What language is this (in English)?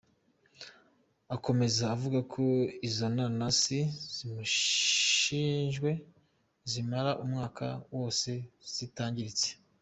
Kinyarwanda